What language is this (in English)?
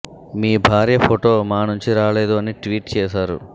Telugu